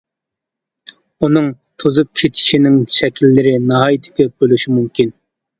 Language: Uyghur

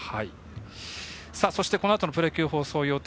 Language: Japanese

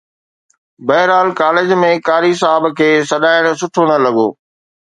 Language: Sindhi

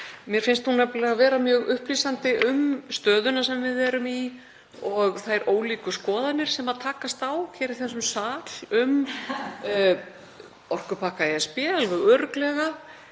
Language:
Icelandic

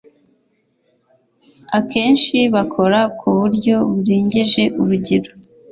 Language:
Kinyarwanda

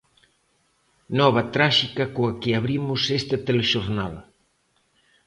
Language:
Galician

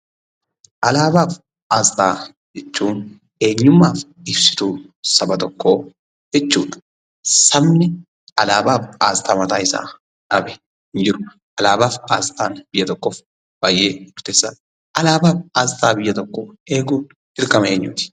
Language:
Oromo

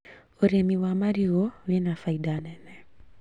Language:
Kikuyu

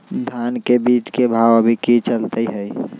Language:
Magahi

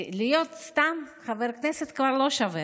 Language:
Hebrew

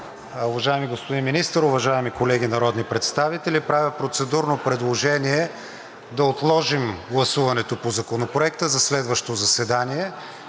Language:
Bulgarian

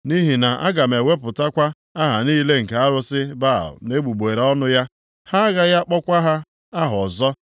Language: Igbo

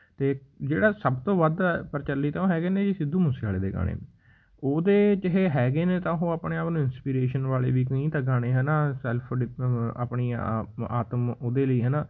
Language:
Punjabi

